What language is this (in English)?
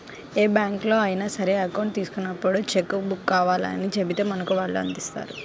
Telugu